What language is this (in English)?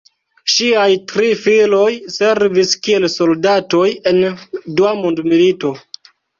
Esperanto